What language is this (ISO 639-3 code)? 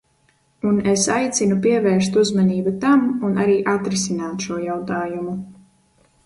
lav